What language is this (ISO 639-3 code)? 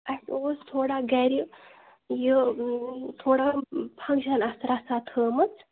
kas